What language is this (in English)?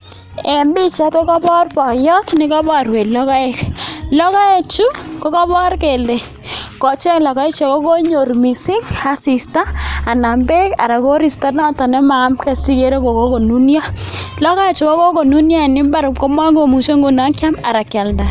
Kalenjin